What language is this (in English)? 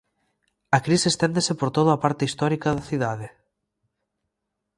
Galician